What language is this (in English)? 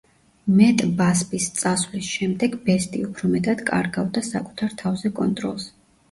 Georgian